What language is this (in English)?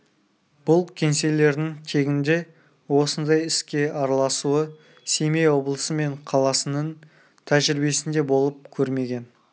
Kazakh